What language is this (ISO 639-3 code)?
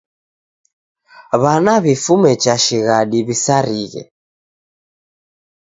dav